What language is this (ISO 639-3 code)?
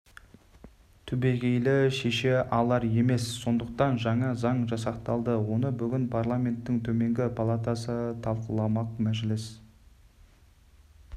kaz